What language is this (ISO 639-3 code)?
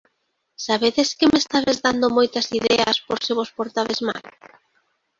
glg